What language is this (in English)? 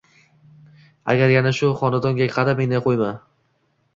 Uzbek